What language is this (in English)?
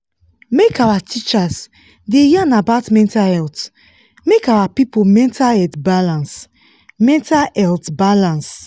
Nigerian Pidgin